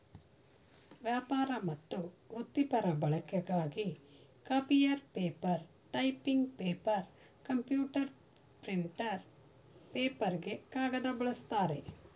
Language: Kannada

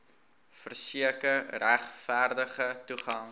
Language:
Afrikaans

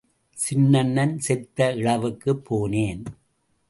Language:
Tamil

